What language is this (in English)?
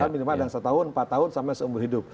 Indonesian